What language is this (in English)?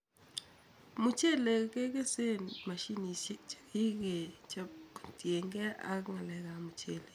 Kalenjin